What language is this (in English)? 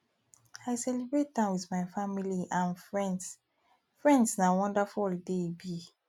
Nigerian Pidgin